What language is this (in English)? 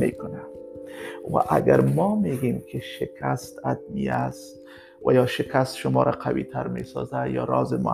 Persian